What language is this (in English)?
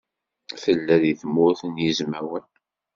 Kabyle